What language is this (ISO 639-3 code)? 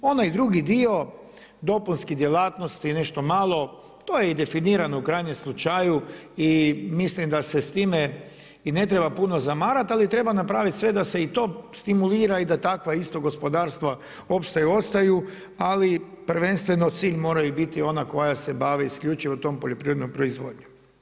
hrv